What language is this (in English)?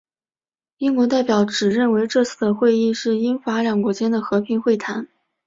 Chinese